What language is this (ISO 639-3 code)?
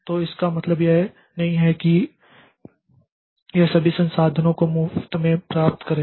hin